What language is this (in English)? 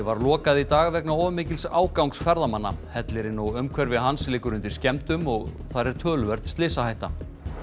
Icelandic